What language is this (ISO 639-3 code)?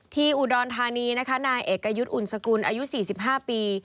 tha